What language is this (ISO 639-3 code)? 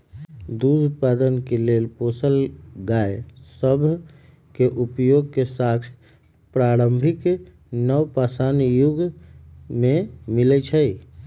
mag